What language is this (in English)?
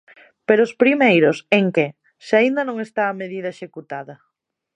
Galician